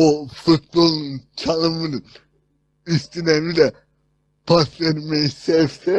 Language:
Turkish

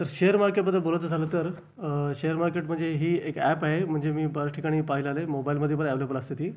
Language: Marathi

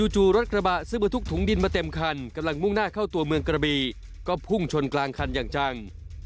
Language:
Thai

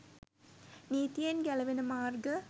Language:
Sinhala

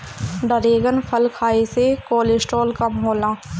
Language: Bhojpuri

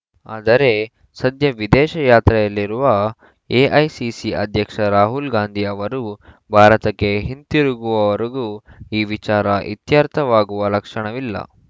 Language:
Kannada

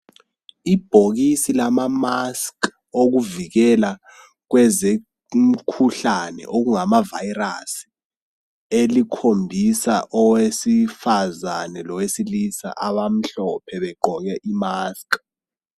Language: North Ndebele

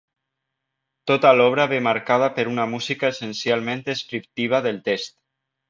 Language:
Catalan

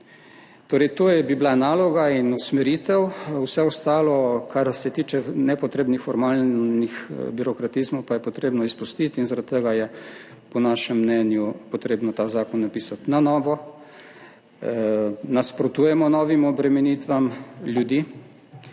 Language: Slovenian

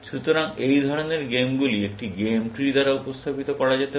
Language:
Bangla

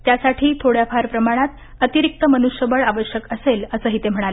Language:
Marathi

